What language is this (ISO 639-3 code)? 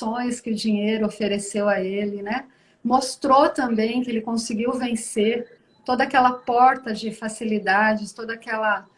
por